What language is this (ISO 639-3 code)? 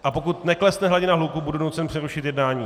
ces